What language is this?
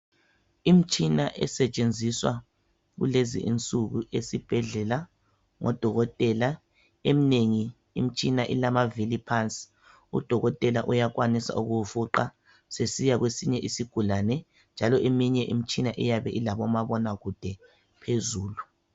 North Ndebele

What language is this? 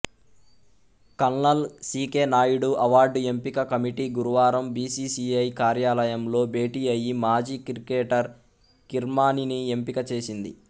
Telugu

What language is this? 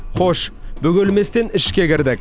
Kazakh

